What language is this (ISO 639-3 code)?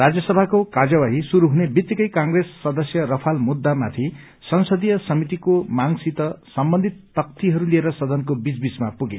nep